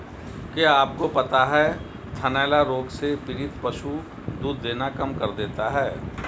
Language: Hindi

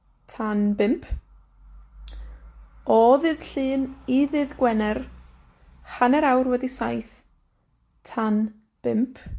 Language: Welsh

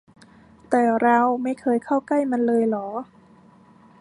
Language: Thai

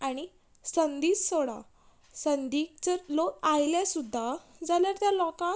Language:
Konkani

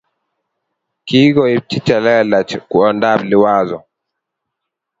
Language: Kalenjin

